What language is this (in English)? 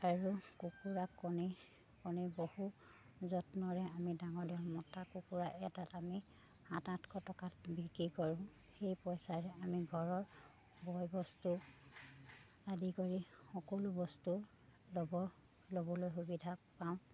Assamese